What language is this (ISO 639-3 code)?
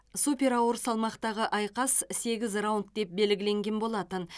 kaz